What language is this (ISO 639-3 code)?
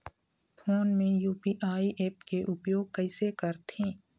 hne